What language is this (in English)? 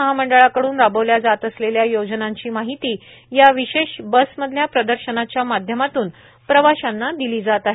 Marathi